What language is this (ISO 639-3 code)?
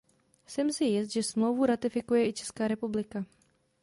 ces